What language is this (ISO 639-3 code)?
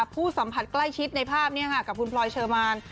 tha